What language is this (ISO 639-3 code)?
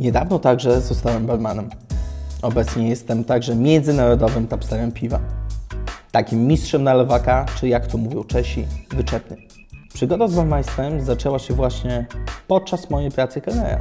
pol